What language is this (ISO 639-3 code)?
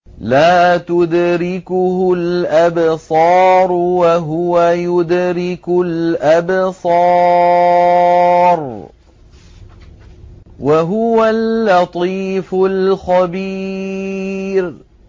ara